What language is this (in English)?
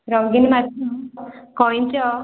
Odia